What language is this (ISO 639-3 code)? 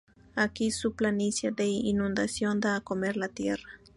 spa